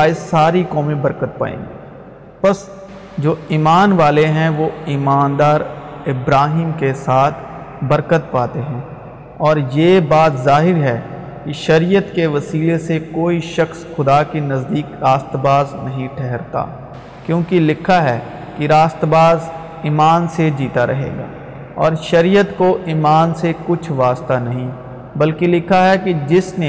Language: Urdu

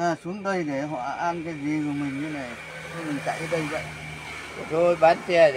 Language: Vietnamese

